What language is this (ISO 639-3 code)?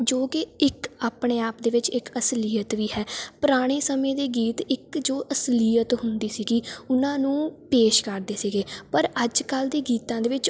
pan